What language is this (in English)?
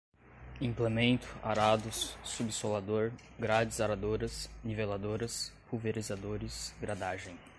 Portuguese